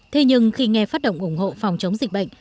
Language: Vietnamese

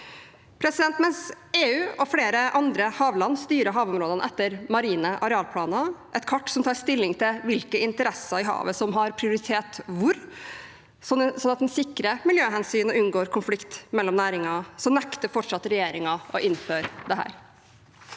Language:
Norwegian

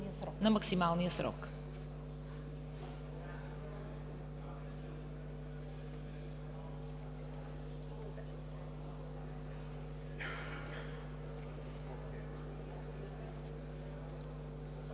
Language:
Bulgarian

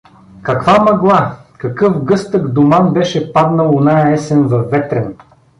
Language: Bulgarian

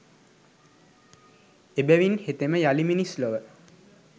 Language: Sinhala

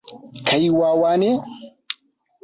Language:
Hausa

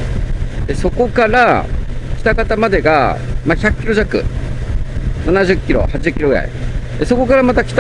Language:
Japanese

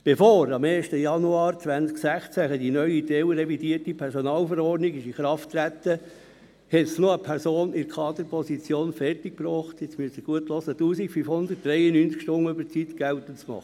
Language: Swiss German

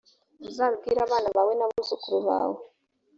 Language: Kinyarwanda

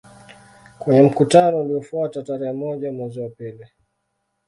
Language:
Swahili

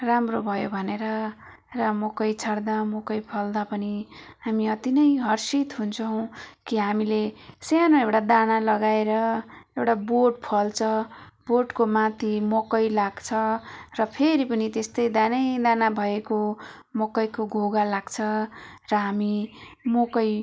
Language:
Nepali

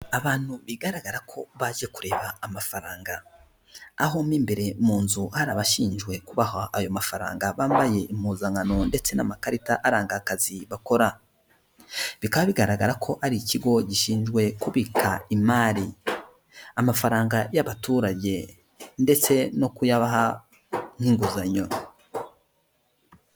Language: Kinyarwanda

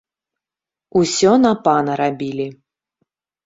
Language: Belarusian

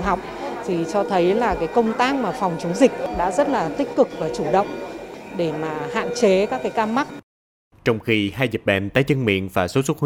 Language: Vietnamese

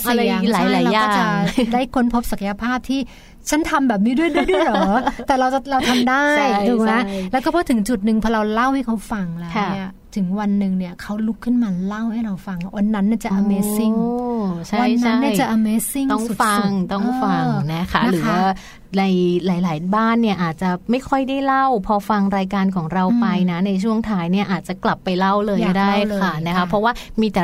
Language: Thai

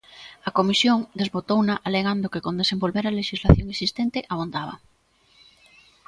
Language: Galician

